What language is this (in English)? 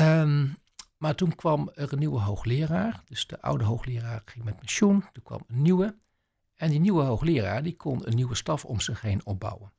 Dutch